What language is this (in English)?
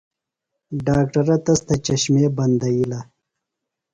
Phalura